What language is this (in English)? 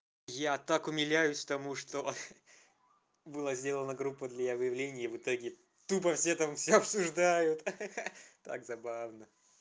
Russian